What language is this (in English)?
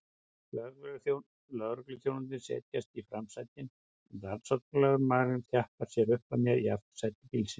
Icelandic